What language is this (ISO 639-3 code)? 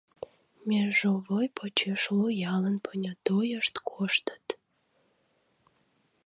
chm